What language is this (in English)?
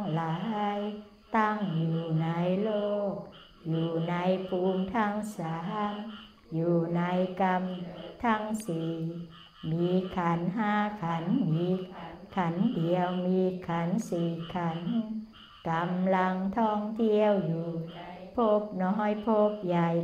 Thai